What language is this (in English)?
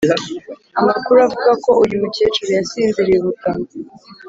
Kinyarwanda